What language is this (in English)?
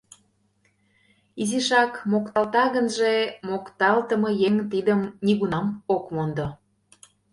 Mari